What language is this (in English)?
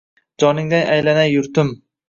Uzbek